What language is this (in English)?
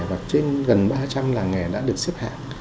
Vietnamese